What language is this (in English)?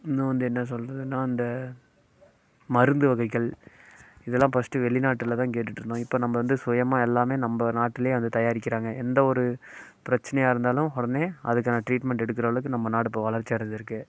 Tamil